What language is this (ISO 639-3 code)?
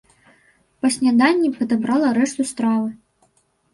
bel